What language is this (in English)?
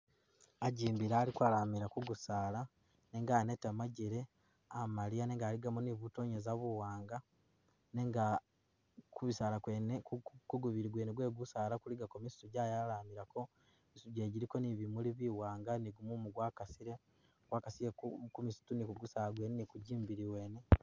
Masaaba